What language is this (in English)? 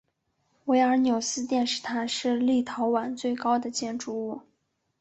Chinese